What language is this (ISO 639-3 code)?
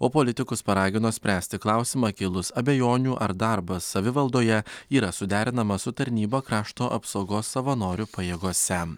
lit